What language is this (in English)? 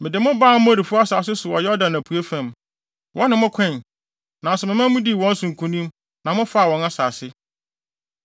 Akan